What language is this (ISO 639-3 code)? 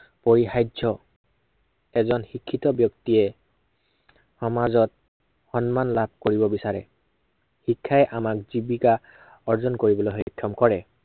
asm